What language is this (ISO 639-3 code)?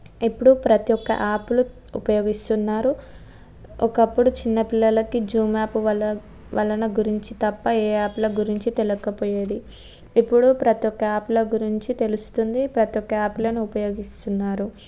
tel